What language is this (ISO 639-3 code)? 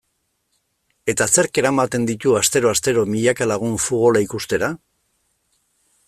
eus